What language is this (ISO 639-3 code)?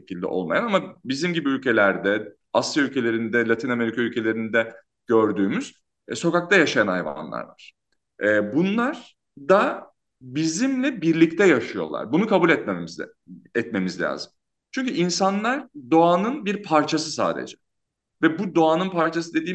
tur